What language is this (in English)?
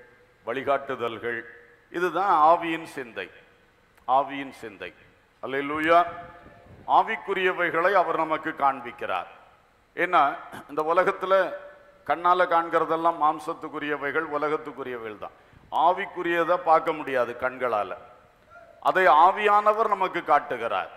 Thai